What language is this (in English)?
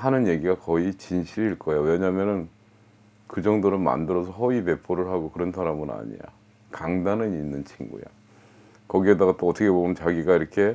Korean